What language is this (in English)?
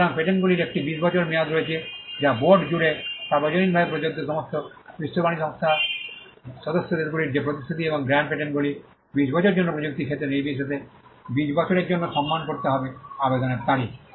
Bangla